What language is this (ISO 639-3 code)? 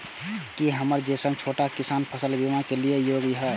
mai